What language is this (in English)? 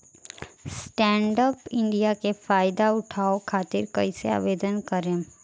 Bhojpuri